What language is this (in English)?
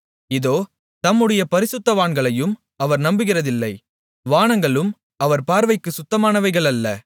Tamil